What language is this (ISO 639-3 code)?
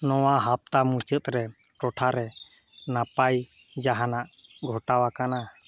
sat